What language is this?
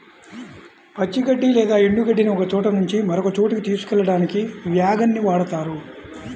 Telugu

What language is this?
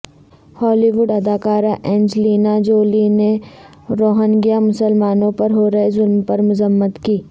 Urdu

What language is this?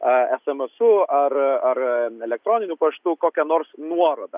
Lithuanian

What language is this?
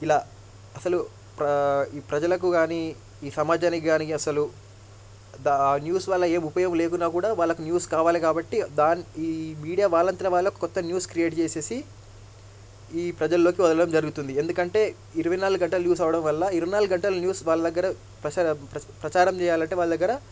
Telugu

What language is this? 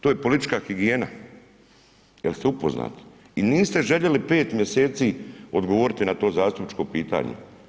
Croatian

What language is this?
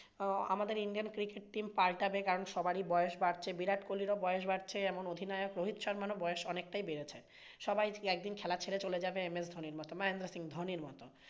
Bangla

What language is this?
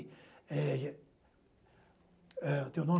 Portuguese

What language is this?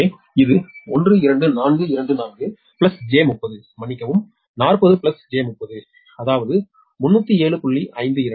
Tamil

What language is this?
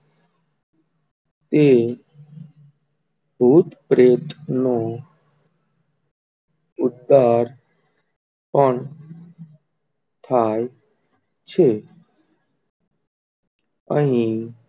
Gujarati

